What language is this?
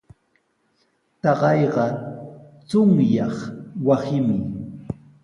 Sihuas Ancash Quechua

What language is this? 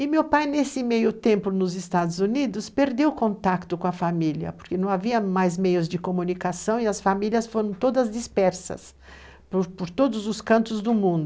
Portuguese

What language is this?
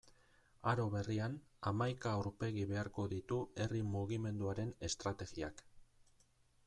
Basque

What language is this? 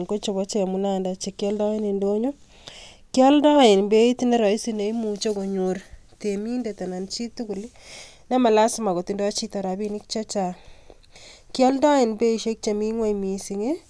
Kalenjin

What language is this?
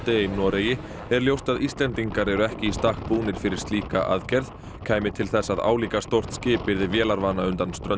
Icelandic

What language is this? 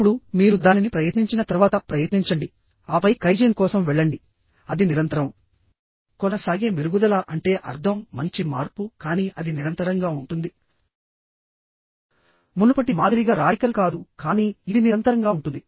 Telugu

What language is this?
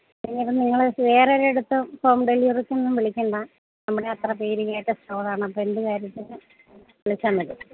Malayalam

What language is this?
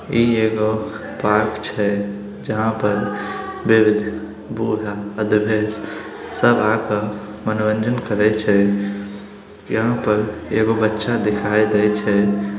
Magahi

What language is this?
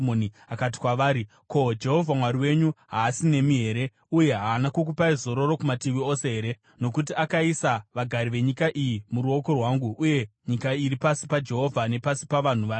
Shona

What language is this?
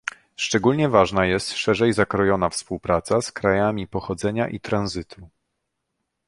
Polish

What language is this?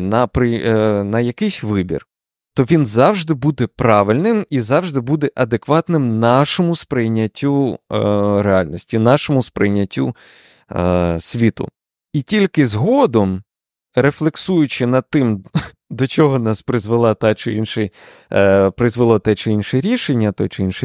Ukrainian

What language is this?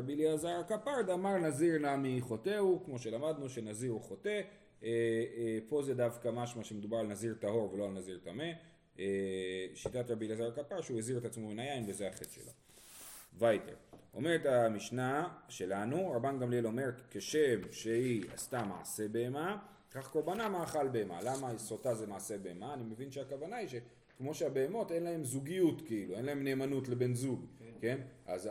Hebrew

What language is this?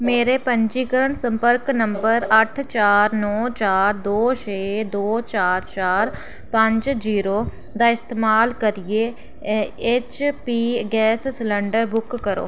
Dogri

